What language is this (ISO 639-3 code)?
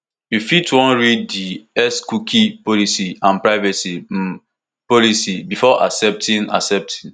pcm